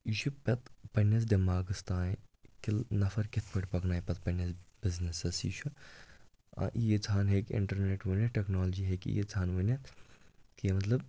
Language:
Kashmiri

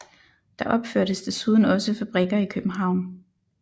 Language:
Danish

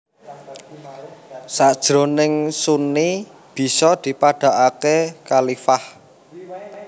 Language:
Javanese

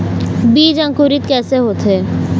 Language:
Chhattisgarhi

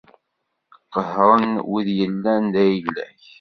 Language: Kabyle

